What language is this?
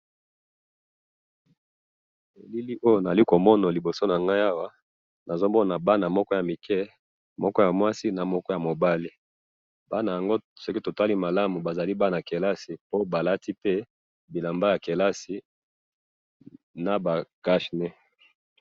Lingala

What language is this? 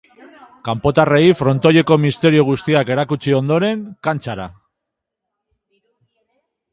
Basque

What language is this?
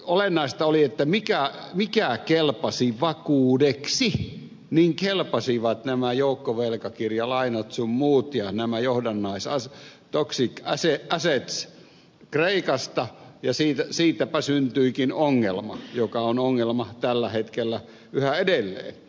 Finnish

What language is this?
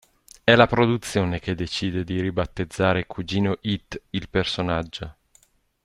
Italian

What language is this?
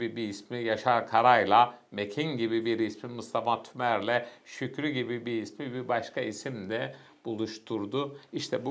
Turkish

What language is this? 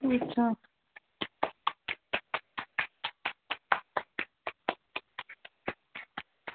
Dogri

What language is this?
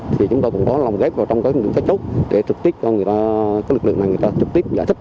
Vietnamese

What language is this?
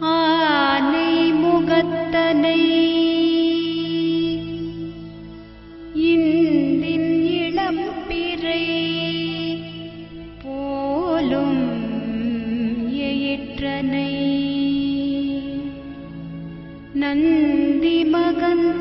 Hindi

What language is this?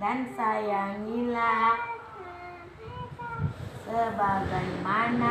Indonesian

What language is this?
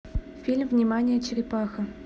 Russian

